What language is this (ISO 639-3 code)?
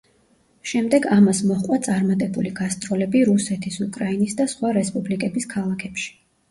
kat